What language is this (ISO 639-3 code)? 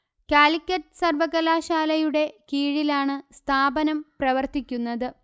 mal